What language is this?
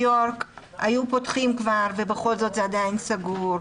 Hebrew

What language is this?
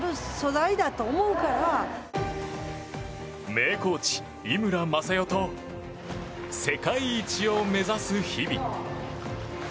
Japanese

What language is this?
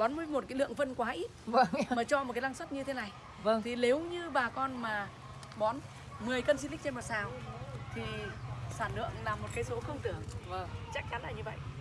Vietnamese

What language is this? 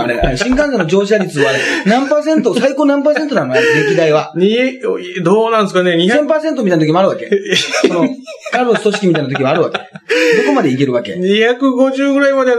Japanese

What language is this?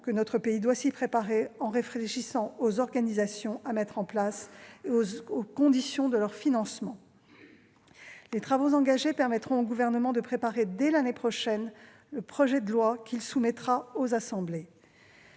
French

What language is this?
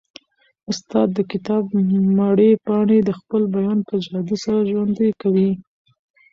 Pashto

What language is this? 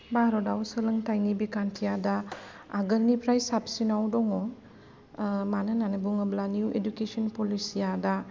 Bodo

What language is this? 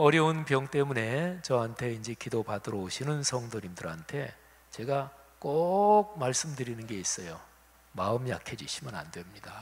Korean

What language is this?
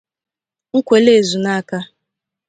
Igbo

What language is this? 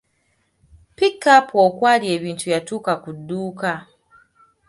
Ganda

